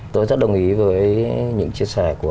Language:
Vietnamese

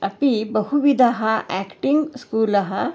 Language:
Sanskrit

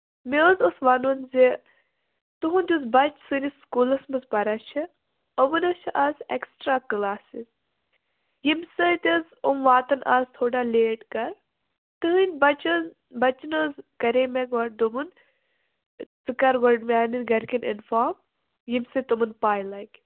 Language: Kashmiri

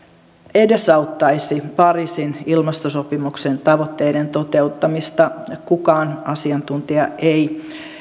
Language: Finnish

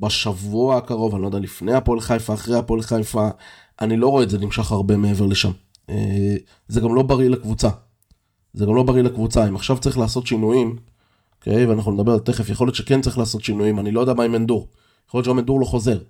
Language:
Hebrew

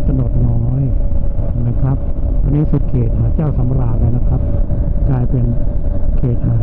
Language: Thai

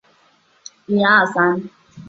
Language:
Chinese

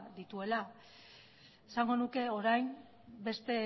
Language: Basque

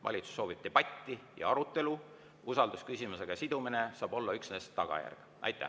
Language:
Estonian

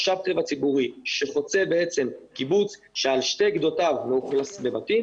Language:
Hebrew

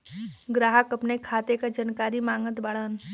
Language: Bhojpuri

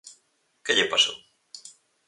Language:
Galician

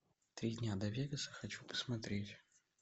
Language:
Russian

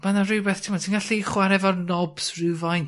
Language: Welsh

